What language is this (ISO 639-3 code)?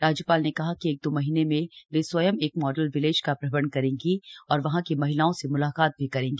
hin